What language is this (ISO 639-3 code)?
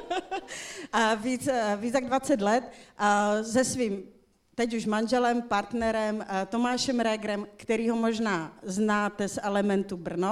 ces